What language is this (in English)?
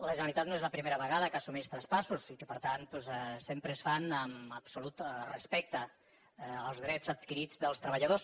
Catalan